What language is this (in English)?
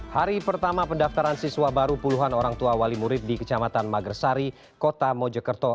Indonesian